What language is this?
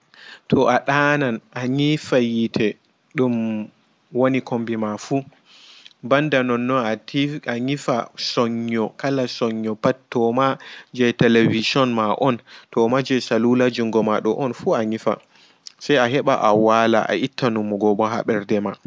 Fula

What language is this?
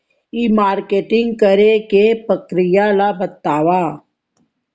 Chhattisgarhi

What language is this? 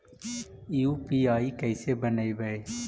Magahi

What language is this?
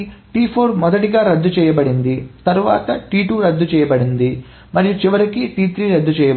Telugu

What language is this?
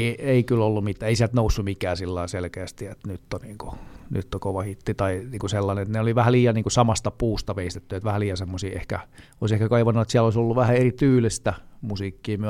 Finnish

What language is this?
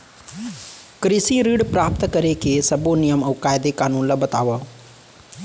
Chhattisgarhi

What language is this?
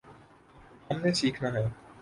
Urdu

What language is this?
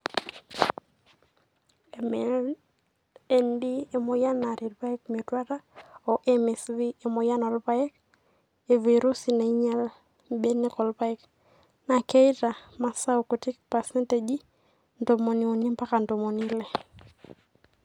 Masai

